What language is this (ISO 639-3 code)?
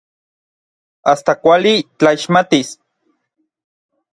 nlv